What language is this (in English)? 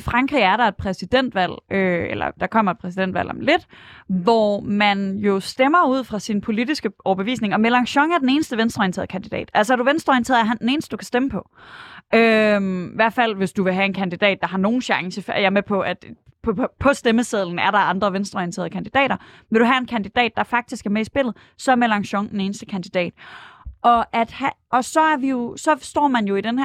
Danish